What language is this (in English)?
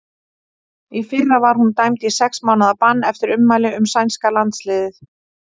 Icelandic